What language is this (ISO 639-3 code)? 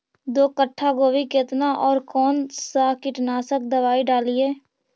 mag